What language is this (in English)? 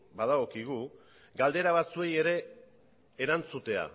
Basque